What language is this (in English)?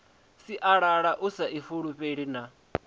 Venda